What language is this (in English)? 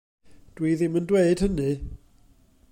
Welsh